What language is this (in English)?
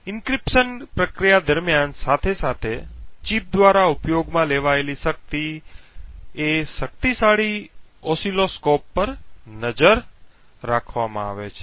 Gujarati